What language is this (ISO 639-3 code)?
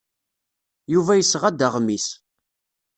kab